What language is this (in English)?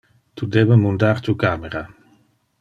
Interlingua